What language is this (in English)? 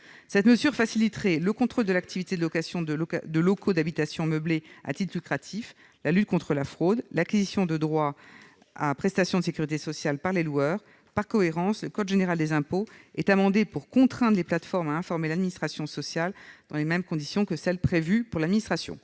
French